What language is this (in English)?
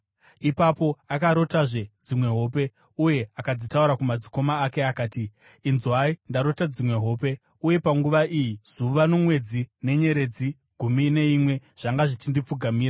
Shona